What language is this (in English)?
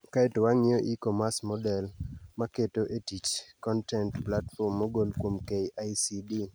Luo (Kenya and Tanzania)